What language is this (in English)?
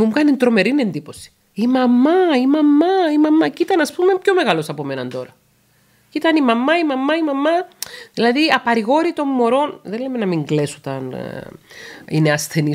Greek